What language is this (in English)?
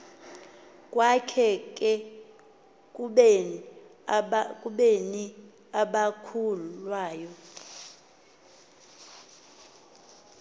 Xhosa